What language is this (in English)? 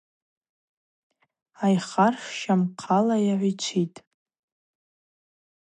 Abaza